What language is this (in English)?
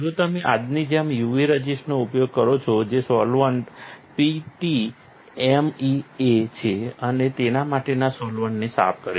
Gujarati